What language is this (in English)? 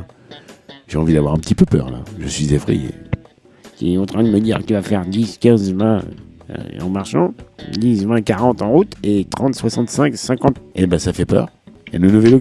French